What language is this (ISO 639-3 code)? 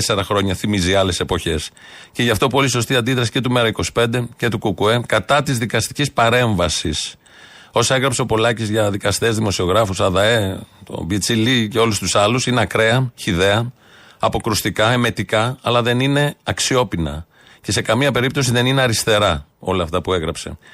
ell